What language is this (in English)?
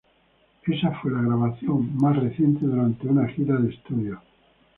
Spanish